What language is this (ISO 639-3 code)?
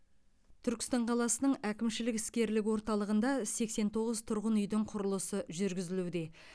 kaz